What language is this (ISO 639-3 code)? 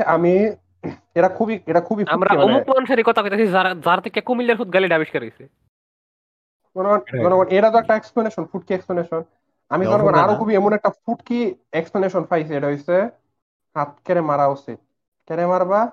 ben